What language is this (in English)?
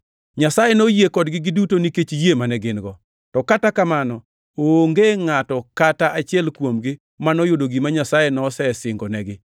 Luo (Kenya and Tanzania)